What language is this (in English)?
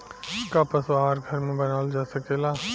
Bhojpuri